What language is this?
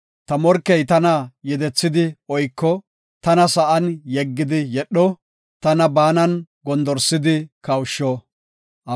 Gofa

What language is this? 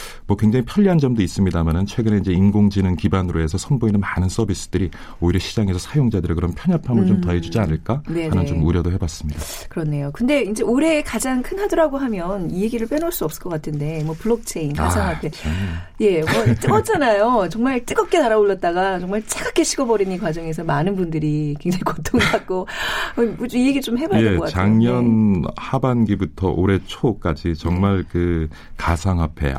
Korean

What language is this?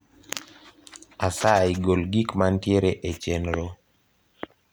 Luo (Kenya and Tanzania)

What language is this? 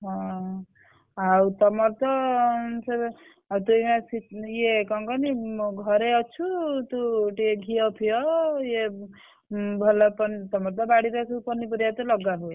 Odia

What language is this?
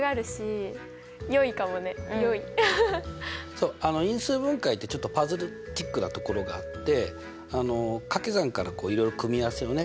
Japanese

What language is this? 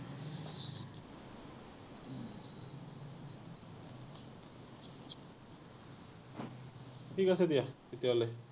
Assamese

